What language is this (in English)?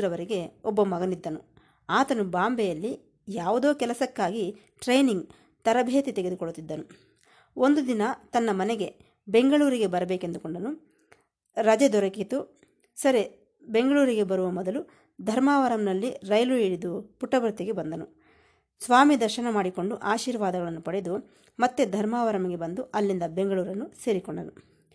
Kannada